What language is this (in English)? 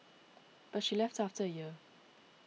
English